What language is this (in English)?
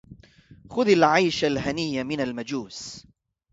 Arabic